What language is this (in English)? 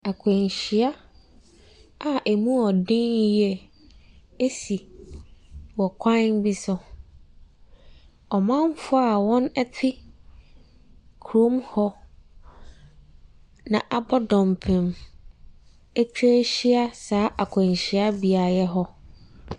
Akan